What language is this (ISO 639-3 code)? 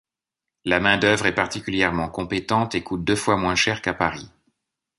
fra